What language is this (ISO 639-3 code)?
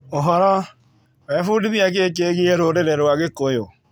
kik